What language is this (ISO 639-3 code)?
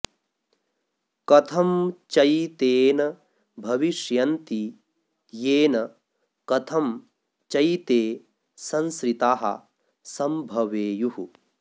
san